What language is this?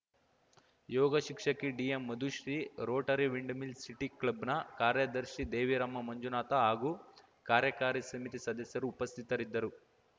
Kannada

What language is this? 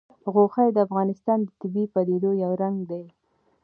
Pashto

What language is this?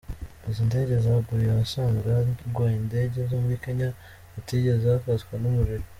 Kinyarwanda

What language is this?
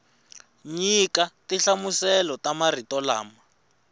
Tsonga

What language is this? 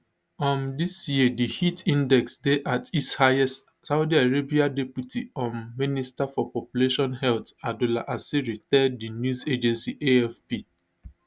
Nigerian Pidgin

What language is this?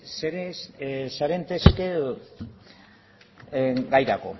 Basque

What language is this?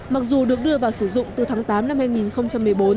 Vietnamese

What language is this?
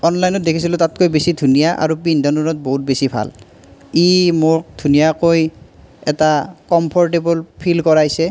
Assamese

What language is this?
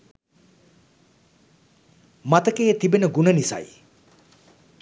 Sinhala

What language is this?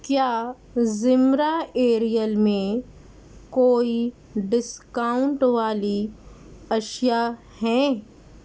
Urdu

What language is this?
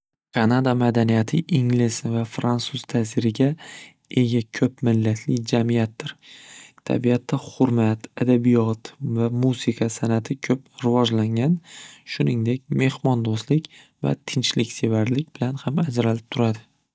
Uzbek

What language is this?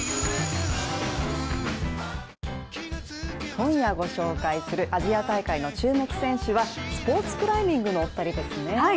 Japanese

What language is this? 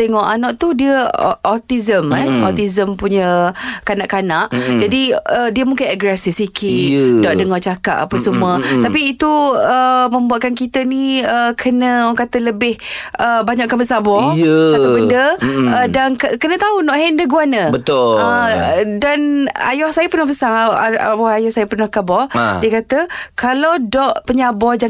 Malay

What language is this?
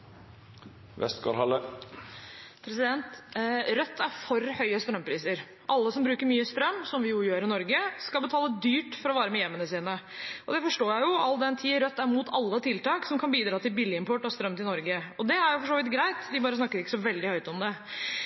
Norwegian Bokmål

